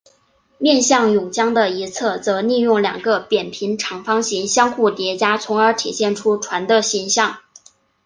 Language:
Chinese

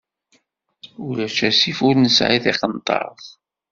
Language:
Kabyle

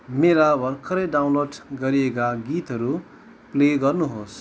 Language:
Nepali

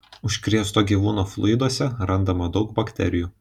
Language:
Lithuanian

